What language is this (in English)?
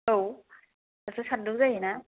Bodo